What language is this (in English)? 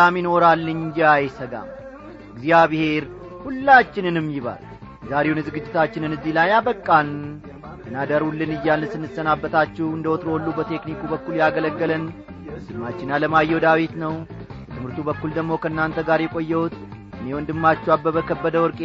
Amharic